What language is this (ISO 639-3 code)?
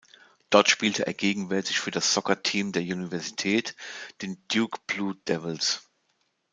deu